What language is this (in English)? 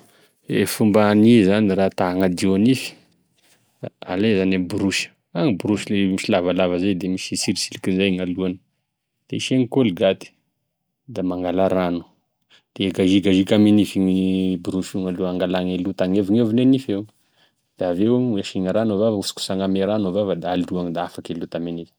Tesaka Malagasy